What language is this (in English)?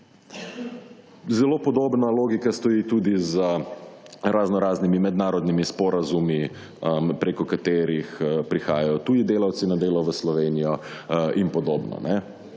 Slovenian